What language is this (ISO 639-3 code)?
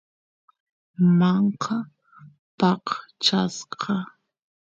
qus